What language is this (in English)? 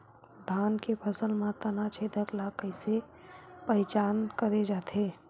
Chhattisgarhi